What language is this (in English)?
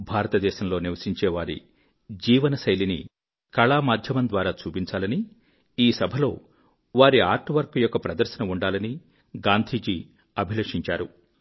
Telugu